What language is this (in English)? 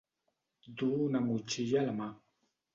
Catalan